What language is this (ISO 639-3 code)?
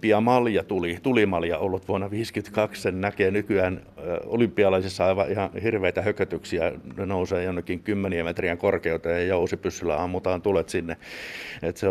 fin